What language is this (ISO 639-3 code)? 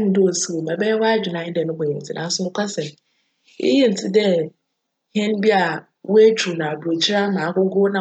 aka